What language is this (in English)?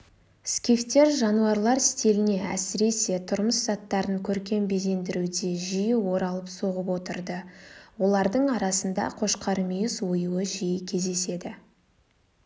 Kazakh